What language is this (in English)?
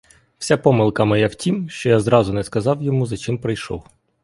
Ukrainian